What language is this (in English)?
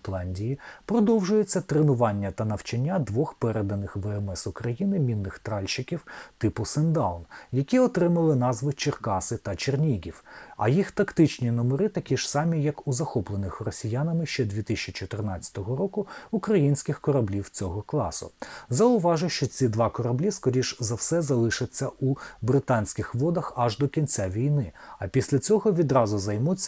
Ukrainian